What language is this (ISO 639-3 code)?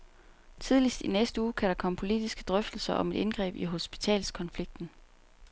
dan